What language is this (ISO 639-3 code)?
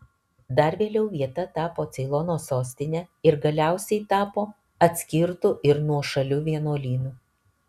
lit